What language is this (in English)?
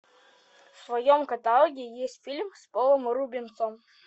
Russian